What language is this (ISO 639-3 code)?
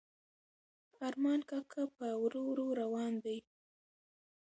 pus